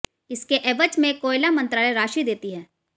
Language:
Hindi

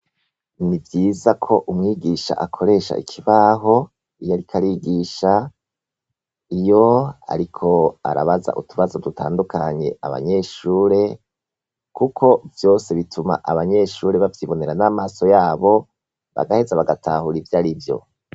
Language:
Rundi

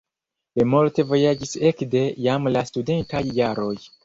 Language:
Esperanto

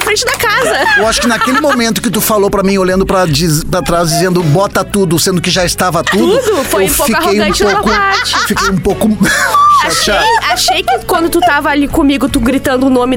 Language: Portuguese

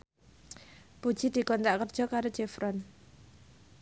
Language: Javanese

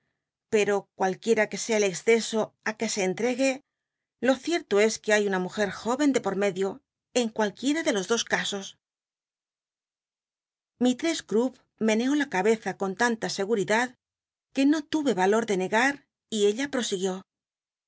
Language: Spanish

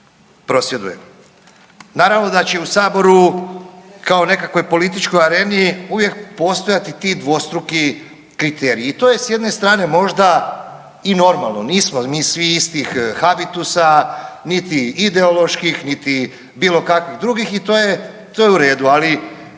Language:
Croatian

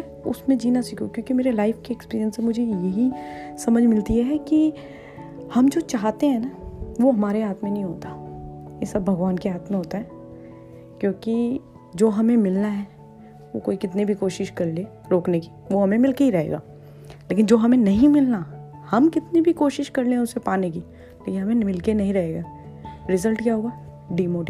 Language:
Hindi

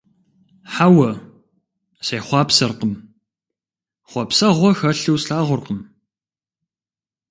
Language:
Kabardian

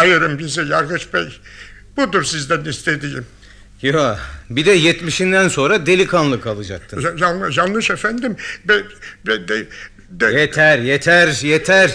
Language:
Turkish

